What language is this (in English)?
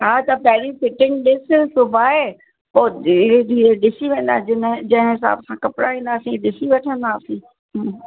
Sindhi